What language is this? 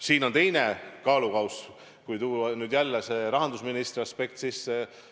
Estonian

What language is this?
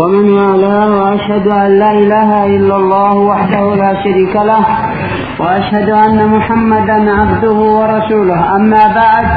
Arabic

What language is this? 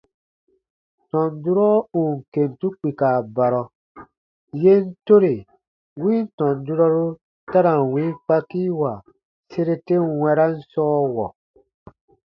Baatonum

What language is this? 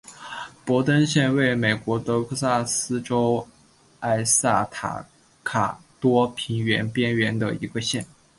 Chinese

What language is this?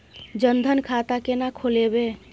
Maithili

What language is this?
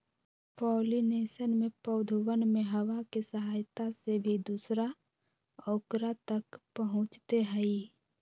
Magahi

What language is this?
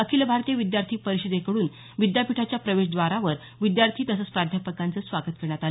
Marathi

